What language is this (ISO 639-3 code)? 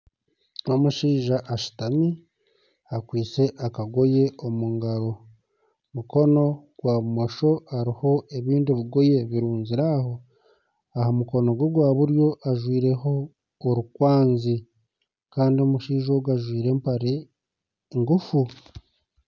nyn